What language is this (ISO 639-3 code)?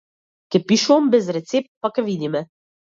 mkd